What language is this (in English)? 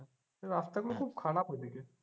Bangla